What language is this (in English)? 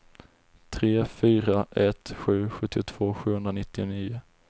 Swedish